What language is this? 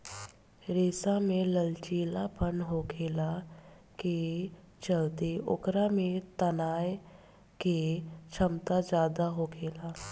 Bhojpuri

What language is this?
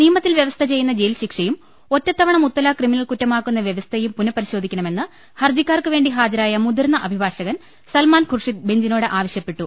Malayalam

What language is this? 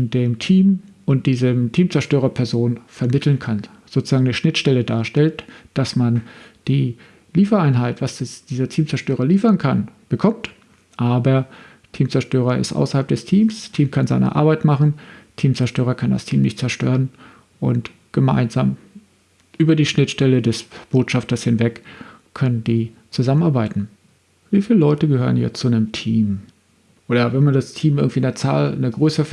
German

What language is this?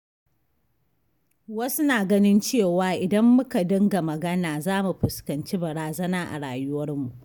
Hausa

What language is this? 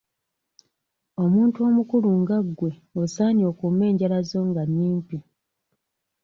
Ganda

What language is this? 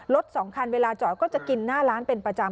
Thai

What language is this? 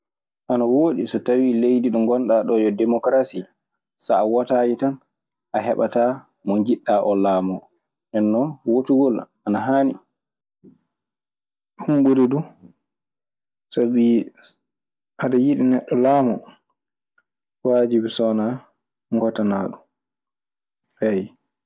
Maasina Fulfulde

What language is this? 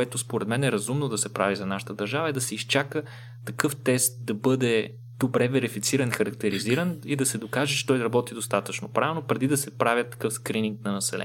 Bulgarian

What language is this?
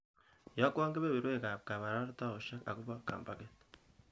Kalenjin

